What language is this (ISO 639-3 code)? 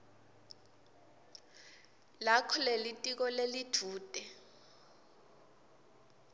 ssw